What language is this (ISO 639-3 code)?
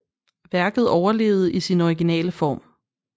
dan